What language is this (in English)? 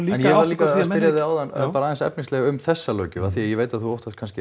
Icelandic